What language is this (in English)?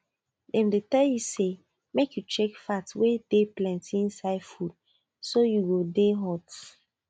Nigerian Pidgin